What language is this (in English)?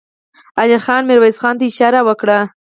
Pashto